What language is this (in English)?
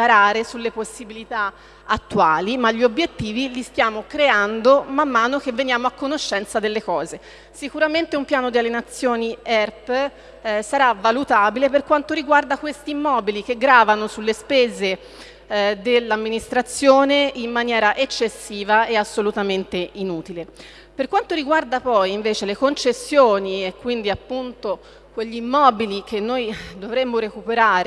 Italian